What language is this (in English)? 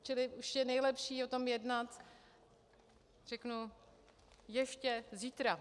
Czech